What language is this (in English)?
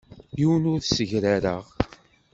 Kabyle